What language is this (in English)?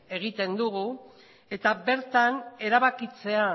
Basque